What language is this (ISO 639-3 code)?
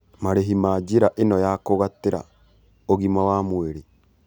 kik